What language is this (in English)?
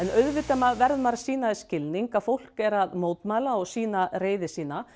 Icelandic